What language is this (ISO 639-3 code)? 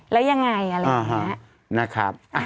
tha